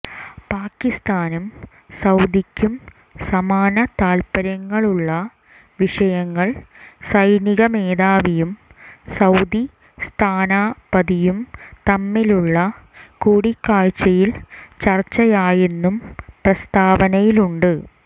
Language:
Malayalam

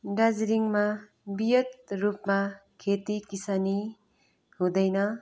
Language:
Nepali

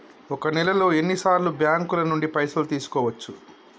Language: Telugu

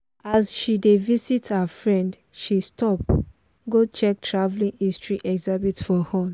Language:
Nigerian Pidgin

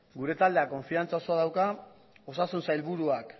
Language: Basque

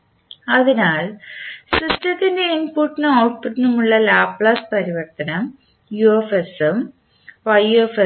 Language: Malayalam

